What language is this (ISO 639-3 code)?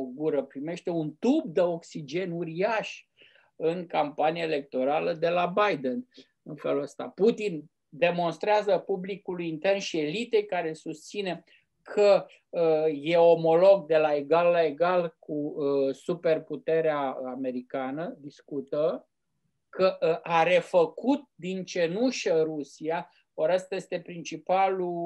ron